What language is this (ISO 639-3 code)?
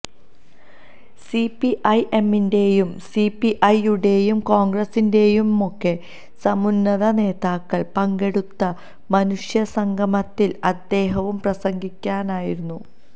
mal